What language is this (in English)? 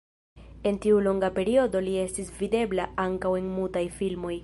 Esperanto